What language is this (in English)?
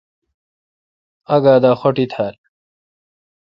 Kalkoti